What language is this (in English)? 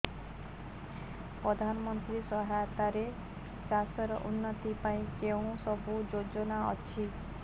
Odia